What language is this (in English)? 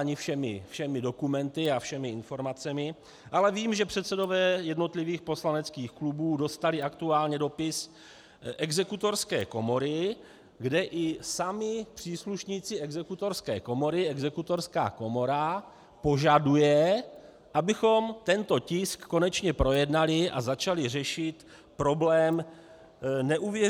Czech